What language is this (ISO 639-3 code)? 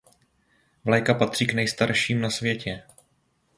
ces